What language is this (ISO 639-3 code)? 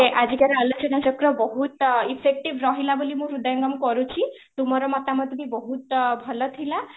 ori